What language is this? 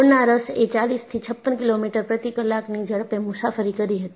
Gujarati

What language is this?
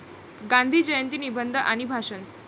Marathi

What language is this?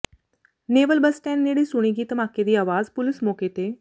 Punjabi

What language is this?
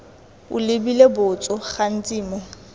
Tswana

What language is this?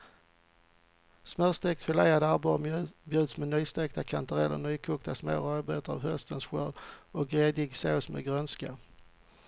Swedish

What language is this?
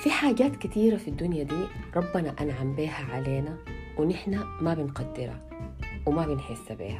Arabic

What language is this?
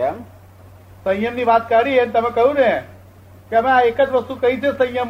Gujarati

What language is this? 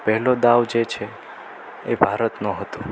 Gujarati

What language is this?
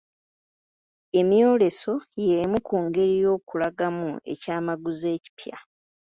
Ganda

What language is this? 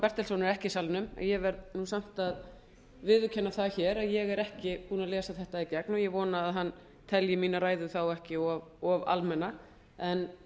Icelandic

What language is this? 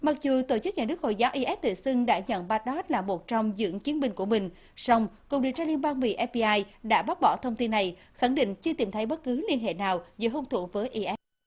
Vietnamese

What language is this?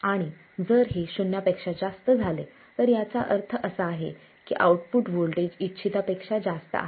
Marathi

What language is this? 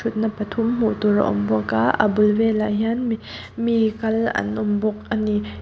Mizo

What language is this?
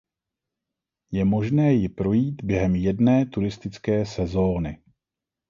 Czech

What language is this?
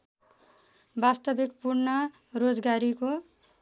Nepali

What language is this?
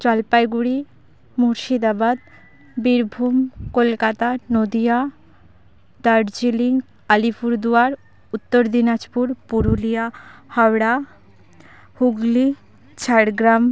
Santali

